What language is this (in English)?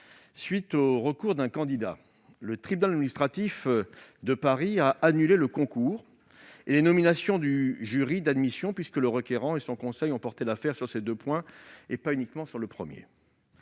French